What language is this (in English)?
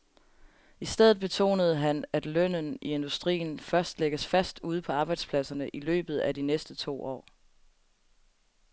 Danish